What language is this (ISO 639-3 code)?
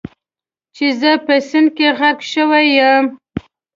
pus